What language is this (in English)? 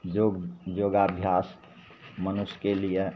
Maithili